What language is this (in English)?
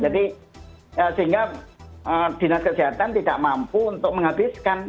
Indonesian